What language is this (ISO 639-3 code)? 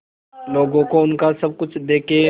hin